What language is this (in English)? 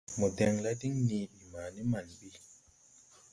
Tupuri